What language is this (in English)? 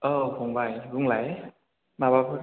Bodo